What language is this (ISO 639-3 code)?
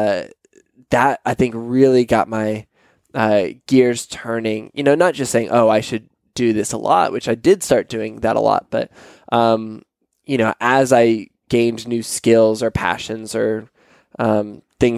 eng